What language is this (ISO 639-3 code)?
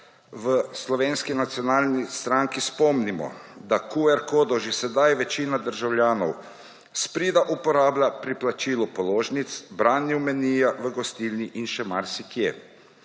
slv